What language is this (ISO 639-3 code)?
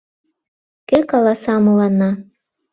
chm